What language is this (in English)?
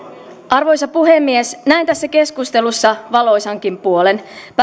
Finnish